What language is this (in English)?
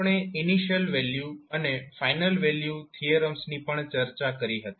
Gujarati